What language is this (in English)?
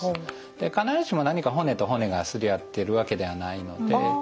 Japanese